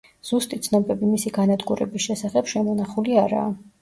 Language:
Georgian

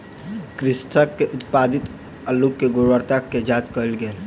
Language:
Maithili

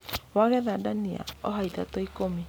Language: Kikuyu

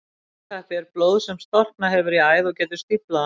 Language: Icelandic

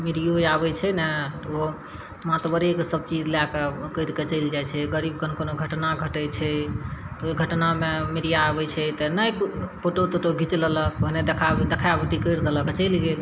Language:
Maithili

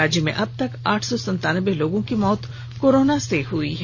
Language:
Hindi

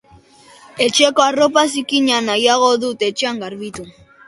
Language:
Basque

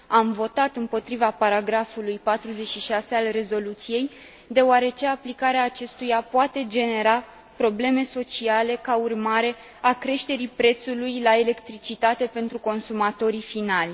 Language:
Romanian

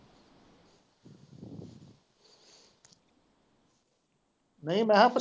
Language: Punjabi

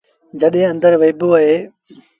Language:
Sindhi Bhil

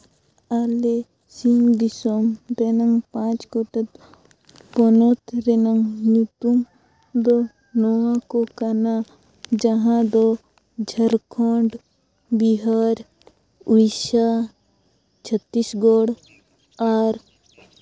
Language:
Santali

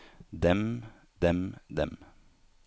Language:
Norwegian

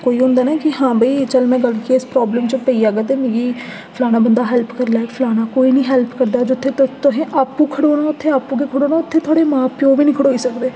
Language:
Dogri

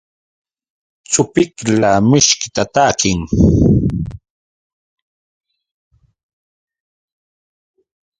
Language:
Yauyos Quechua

